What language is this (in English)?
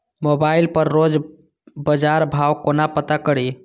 Maithili